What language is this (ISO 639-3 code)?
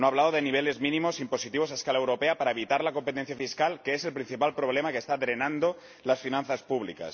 spa